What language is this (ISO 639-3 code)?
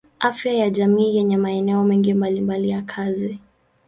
swa